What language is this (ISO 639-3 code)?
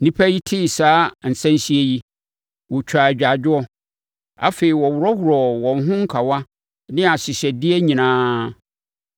aka